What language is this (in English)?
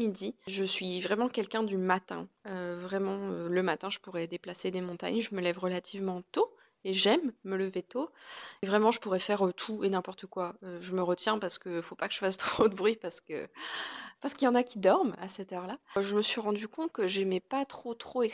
French